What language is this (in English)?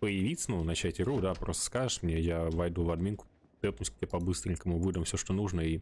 Russian